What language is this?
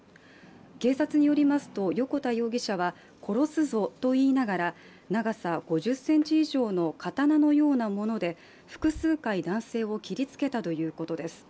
Japanese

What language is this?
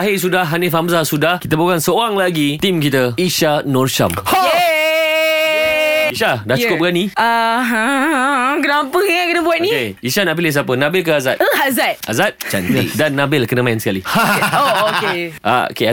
Malay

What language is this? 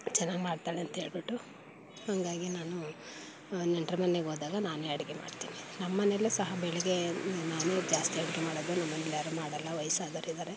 Kannada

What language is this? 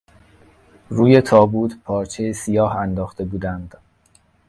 Persian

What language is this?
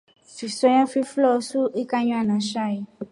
Rombo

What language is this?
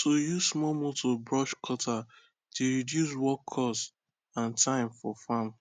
Nigerian Pidgin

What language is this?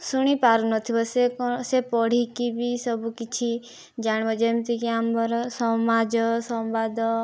Odia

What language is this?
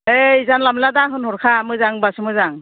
Bodo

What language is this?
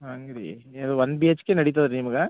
Kannada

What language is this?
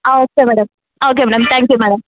Kannada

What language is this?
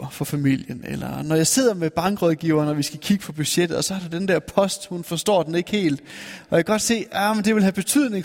Danish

